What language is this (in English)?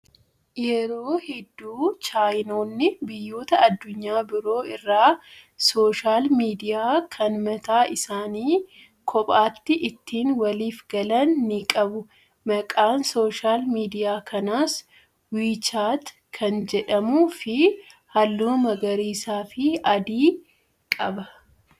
Oromo